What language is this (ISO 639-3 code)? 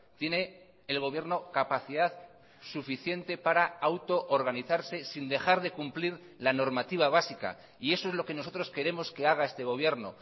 spa